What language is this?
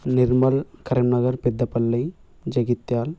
Telugu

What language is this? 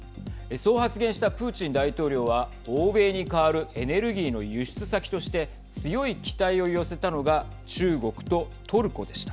Japanese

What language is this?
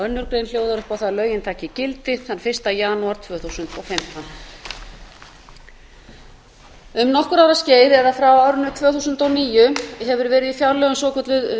Icelandic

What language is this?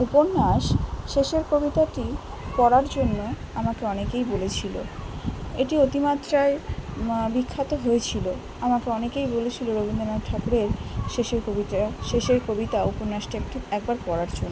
Bangla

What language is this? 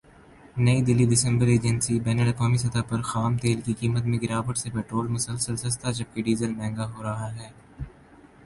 Urdu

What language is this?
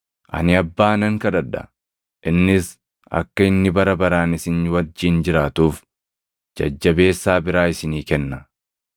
Oromo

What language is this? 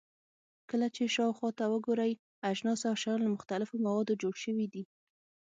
Pashto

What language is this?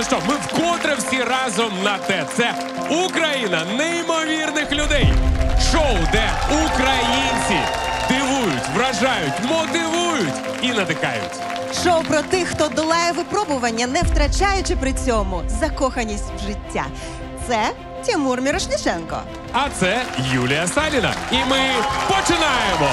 Ukrainian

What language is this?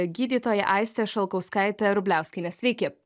Lithuanian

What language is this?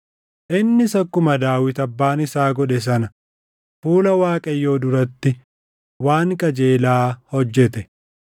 Oromo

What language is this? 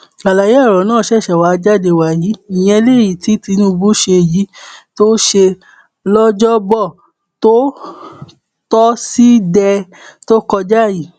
Yoruba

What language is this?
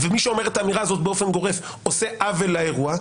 Hebrew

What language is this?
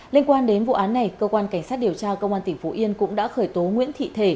Vietnamese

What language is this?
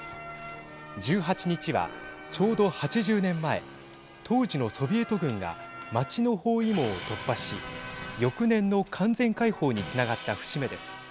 Japanese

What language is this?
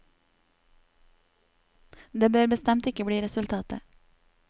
Norwegian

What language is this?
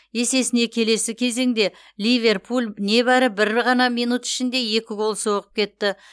Kazakh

